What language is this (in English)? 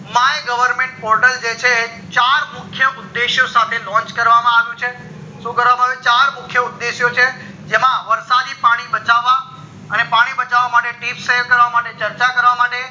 Gujarati